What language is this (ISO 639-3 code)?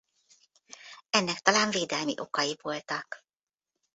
hun